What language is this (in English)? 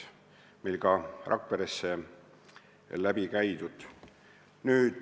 Estonian